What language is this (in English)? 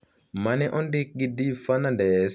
Luo (Kenya and Tanzania)